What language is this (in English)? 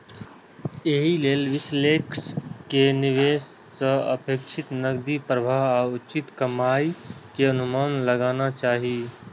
Maithili